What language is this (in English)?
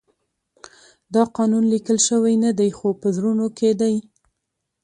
Pashto